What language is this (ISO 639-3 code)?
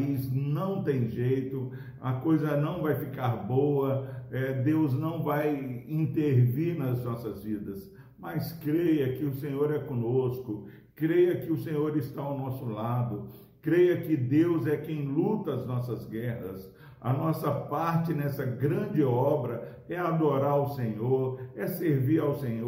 por